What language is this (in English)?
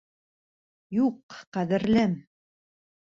Bashkir